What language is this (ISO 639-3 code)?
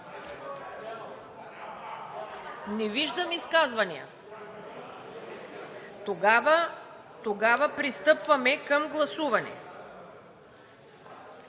bul